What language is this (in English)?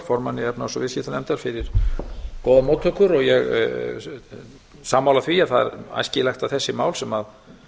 Icelandic